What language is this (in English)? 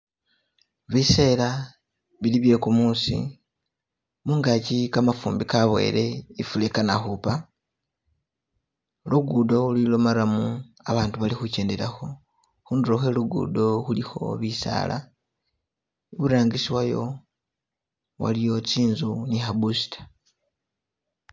Masaaba